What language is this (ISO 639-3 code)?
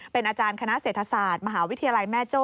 tha